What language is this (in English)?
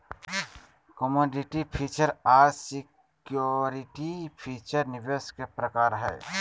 Magahi